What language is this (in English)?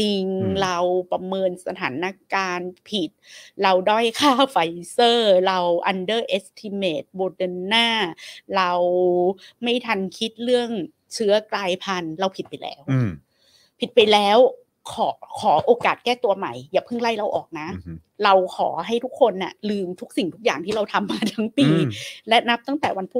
Thai